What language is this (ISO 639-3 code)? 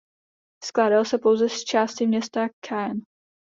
ces